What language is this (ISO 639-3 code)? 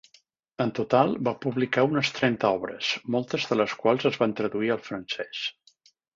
cat